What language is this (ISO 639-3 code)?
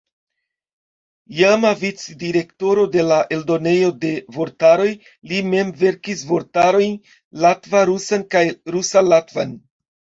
epo